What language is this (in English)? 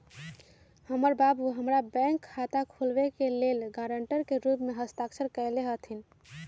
Magahi